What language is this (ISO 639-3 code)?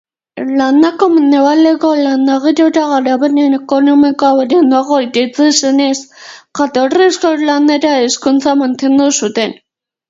eus